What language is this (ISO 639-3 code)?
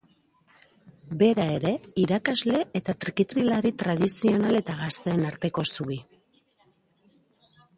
eus